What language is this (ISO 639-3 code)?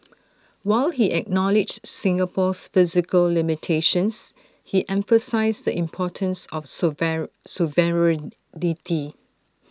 eng